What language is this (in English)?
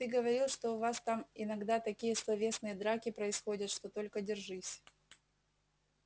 Russian